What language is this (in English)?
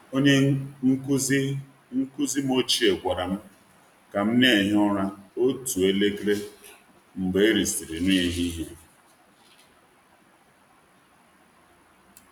Igbo